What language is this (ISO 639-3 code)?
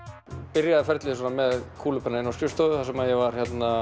isl